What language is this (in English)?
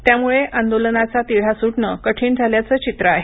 Marathi